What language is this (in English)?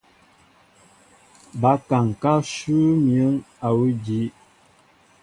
Mbo (Cameroon)